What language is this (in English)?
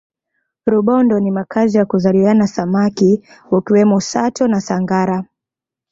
Swahili